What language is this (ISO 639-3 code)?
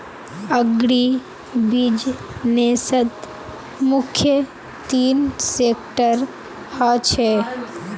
mag